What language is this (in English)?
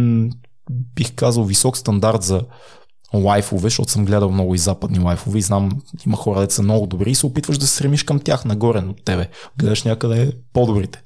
Bulgarian